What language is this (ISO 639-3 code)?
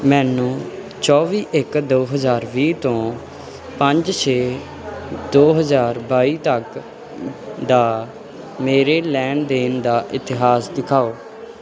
pan